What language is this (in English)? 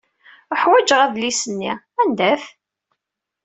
Kabyle